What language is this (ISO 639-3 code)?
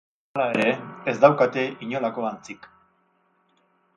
eus